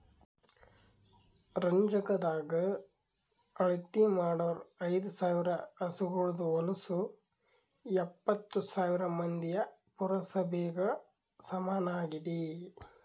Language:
Kannada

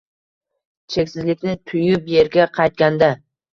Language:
Uzbek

